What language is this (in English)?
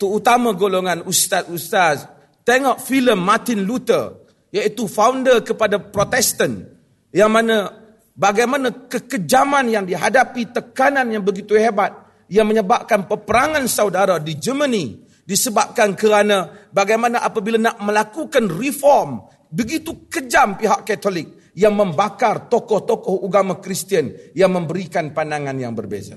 Malay